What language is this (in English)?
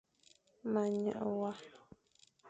Fang